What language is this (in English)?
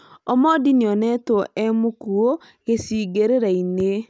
Kikuyu